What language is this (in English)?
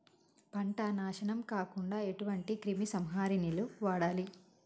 Telugu